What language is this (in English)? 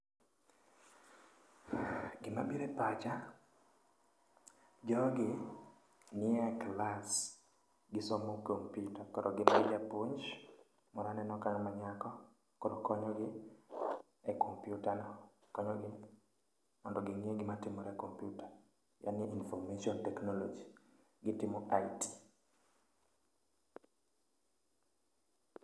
Luo (Kenya and Tanzania)